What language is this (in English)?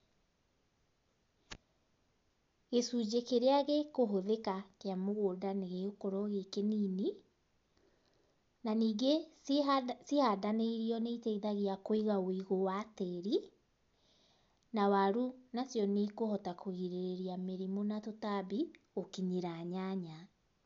Kikuyu